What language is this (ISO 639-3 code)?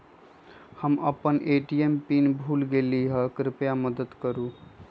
mag